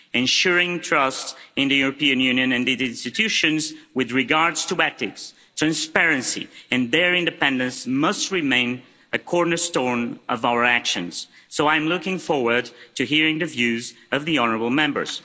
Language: English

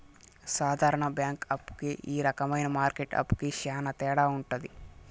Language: Telugu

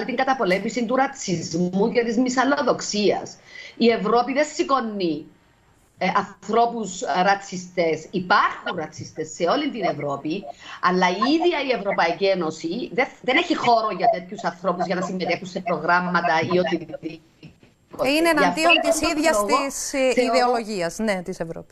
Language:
Greek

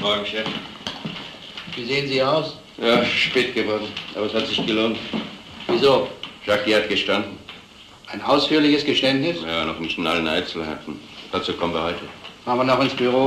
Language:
German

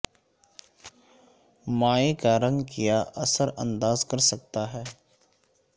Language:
Urdu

